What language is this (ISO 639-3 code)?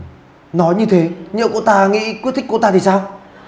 vie